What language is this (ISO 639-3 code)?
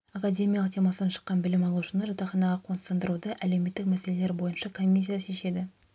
kaz